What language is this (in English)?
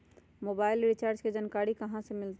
Magahi